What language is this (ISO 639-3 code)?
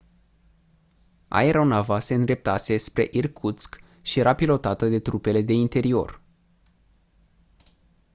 ron